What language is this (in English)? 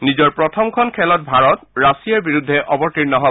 Assamese